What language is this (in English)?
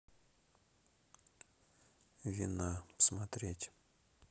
Russian